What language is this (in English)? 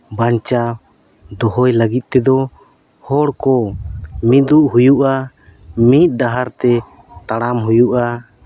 Santali